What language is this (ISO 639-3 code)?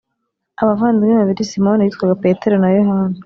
kin